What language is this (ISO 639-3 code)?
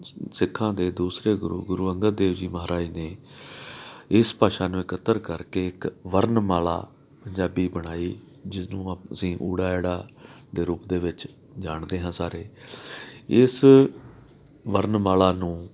pan